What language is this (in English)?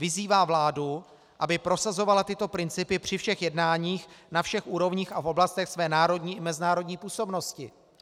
Czech